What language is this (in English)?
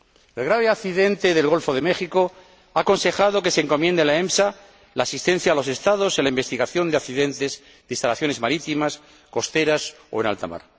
Spanish